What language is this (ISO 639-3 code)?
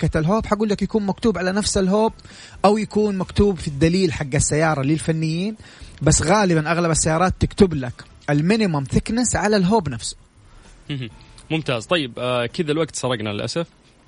ara